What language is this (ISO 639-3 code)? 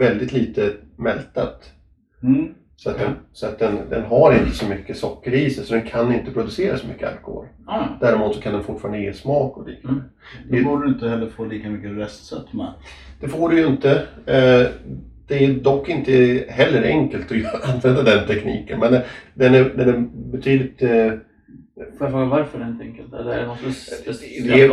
swe